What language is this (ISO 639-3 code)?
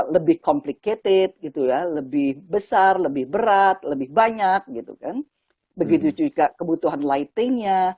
ind